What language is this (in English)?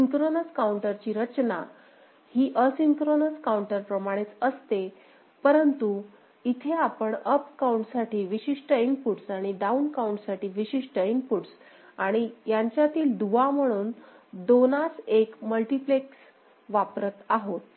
Marathi